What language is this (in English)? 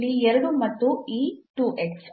Kannada